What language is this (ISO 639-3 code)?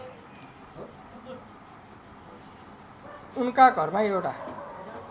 nep